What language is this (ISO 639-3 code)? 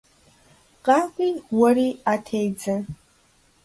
kbd